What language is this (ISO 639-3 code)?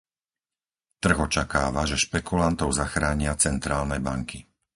slk